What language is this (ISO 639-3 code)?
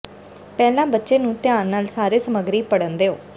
pan